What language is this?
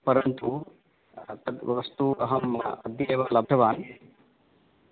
Sanskrit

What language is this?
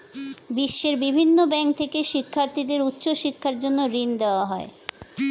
Bangla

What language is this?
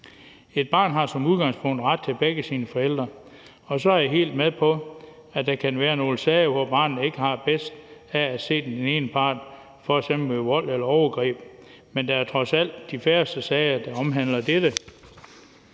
Danish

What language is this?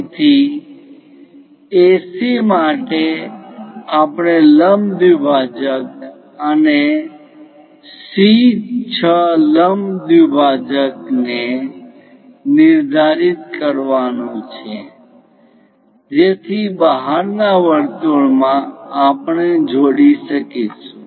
Gujarati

